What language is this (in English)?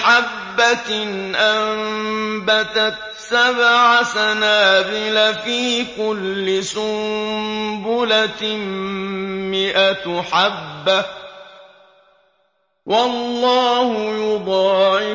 Arabic